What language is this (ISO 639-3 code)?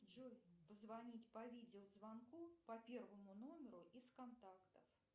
rus